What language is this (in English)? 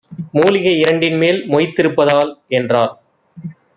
Tamil